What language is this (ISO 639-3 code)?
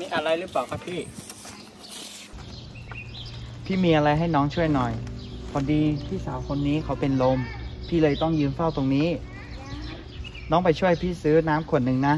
tha